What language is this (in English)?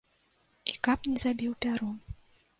Belarusian